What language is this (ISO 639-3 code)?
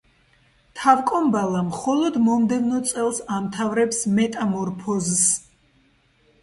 kat